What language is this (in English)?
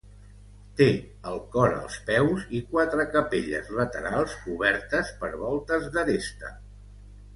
Catalan